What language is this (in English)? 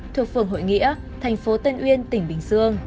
Vietnamese